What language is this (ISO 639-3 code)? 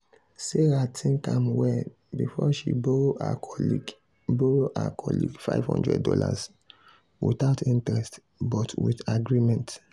pcm